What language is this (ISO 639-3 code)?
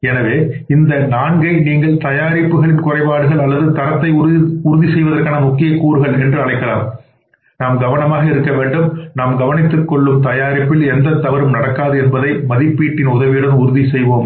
tam